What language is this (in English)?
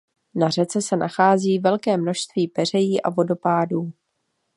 Czech